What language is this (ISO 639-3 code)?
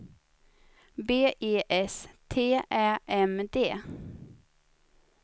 swe